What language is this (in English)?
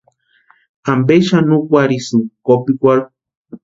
Western Highland Purepecha